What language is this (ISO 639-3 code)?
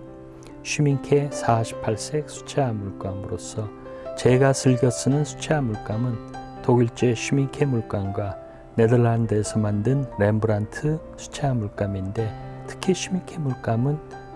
kor